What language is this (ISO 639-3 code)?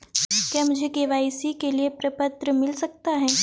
hin